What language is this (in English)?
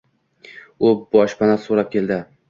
Uzbek